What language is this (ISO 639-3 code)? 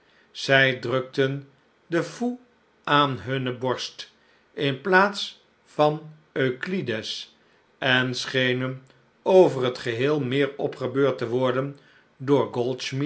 nld